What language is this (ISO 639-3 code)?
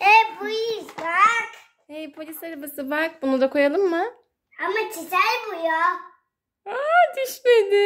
tur